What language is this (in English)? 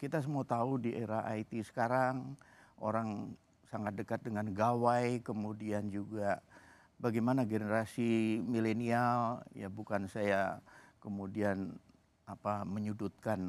Indonesian